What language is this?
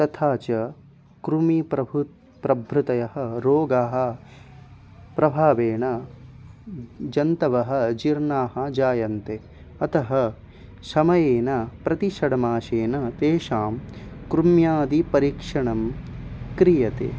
Sanskrit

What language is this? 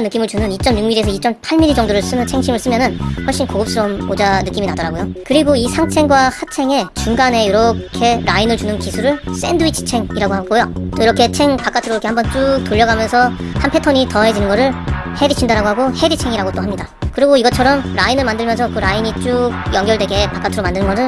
Korean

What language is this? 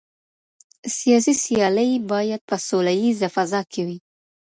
Pashto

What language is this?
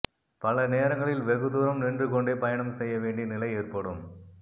Tamil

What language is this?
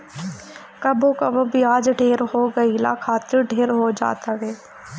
Bhojpuri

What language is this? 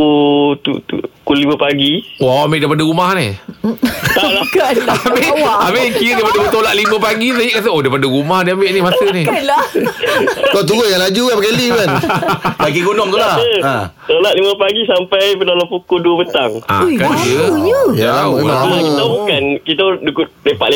Malay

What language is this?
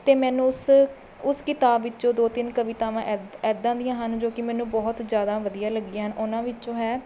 Punjabi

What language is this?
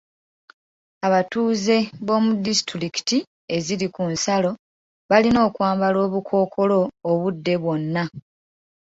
Ganda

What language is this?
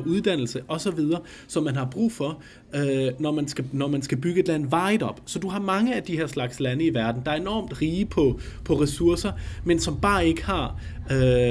Danish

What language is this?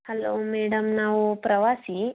Kannada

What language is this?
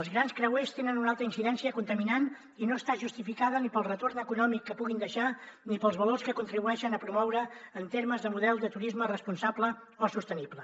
Catalan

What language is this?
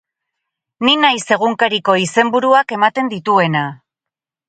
Basque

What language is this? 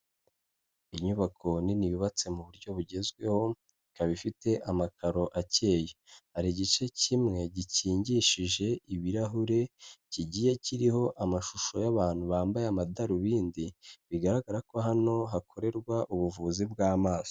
Kinyarwanda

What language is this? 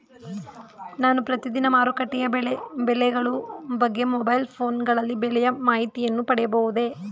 Kannada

